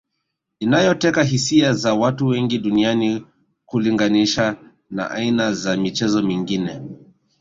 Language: Swahili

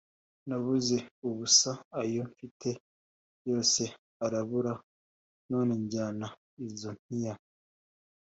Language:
Kinyarwanda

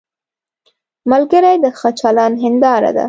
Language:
Pashto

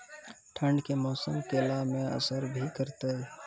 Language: Maithili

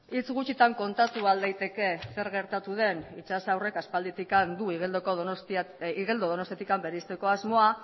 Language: Basque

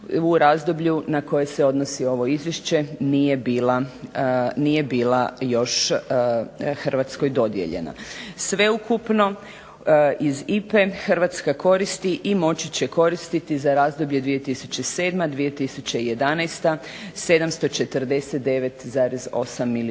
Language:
Croatian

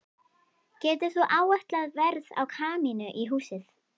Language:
Icelandic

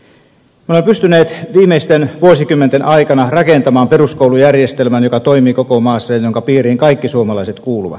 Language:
Finnish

